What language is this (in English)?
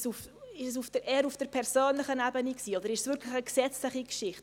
Swiss German